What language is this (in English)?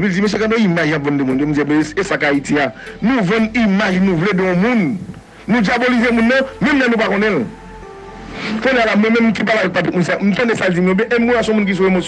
French